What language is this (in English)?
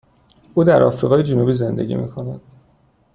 Persian